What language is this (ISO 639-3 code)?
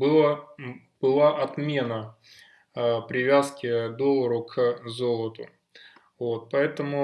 rus